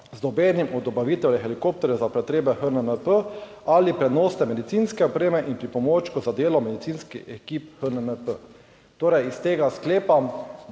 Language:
Slovenian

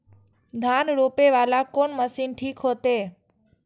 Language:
Maithili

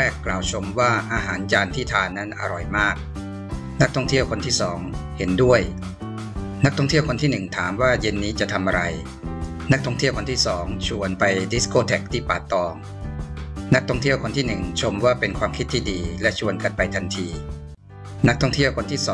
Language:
Thai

